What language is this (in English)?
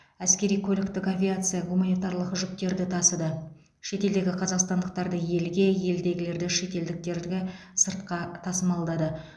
Kazakh